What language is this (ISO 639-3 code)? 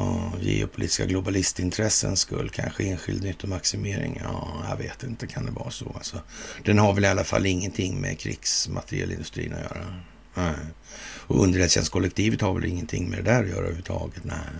swe